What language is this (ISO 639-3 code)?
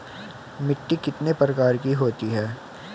hin